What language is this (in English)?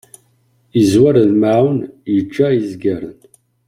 Kabyle